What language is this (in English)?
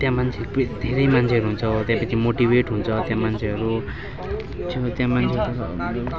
Nepali